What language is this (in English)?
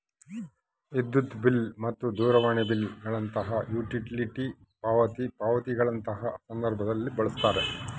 Kannada